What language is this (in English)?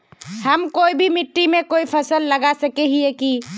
Magahi